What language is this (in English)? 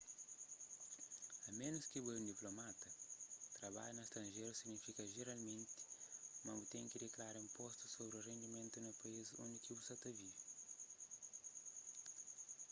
Kabuverdianu